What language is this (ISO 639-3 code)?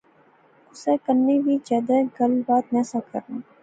phr